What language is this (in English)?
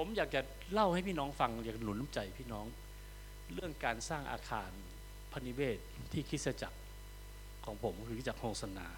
Thai